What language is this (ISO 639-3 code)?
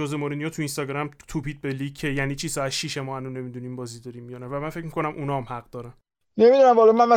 fas